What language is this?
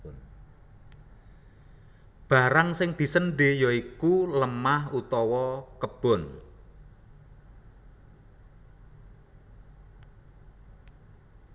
Javanese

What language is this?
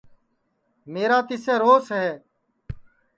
Sansi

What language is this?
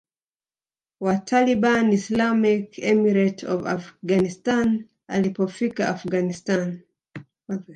Swahili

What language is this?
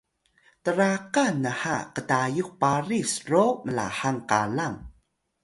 Atayal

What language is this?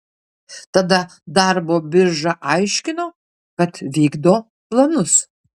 Lithuanian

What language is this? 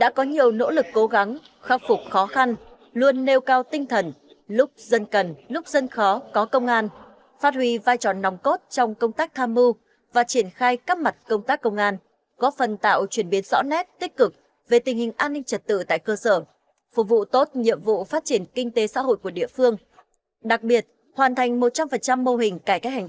Vietnamese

